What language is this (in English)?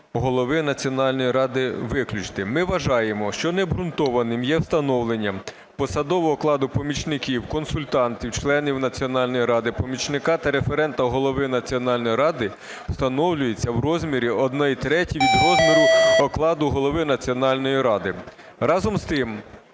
Ukrainian